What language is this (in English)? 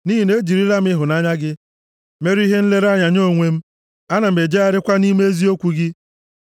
Igbo